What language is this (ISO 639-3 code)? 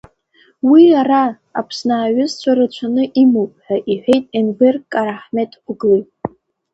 abk